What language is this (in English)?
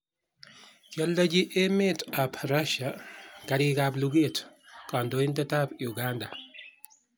Kalenjin